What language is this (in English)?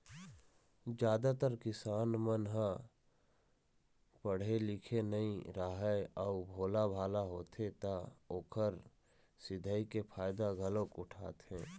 Chhattisgarhi